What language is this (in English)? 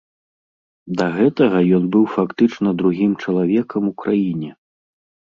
Belarusian